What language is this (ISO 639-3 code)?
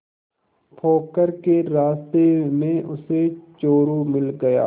hin